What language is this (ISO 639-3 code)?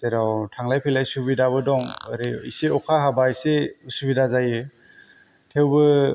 brx